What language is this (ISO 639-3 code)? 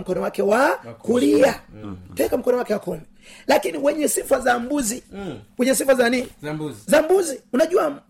swa